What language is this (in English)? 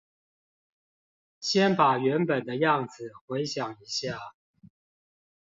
Chinese